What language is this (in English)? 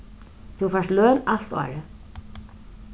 Faroese